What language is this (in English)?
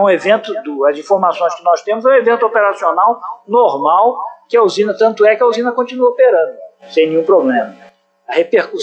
Portuguese